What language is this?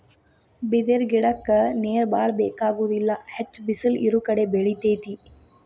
Kannada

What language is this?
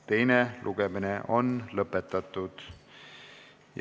Estonian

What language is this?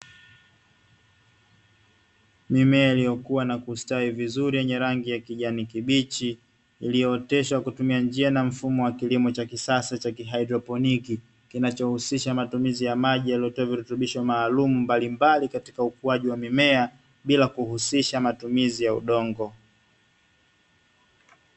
Swahili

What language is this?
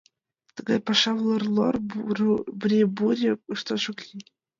Mari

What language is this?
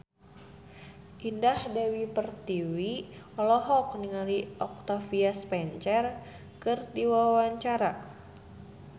Sundanese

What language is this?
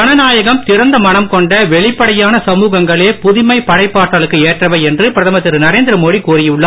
Tamil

